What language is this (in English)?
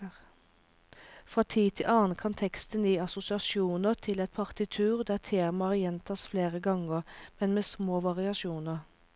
Norwegian